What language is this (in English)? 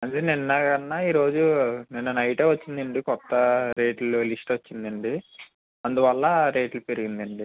Telugu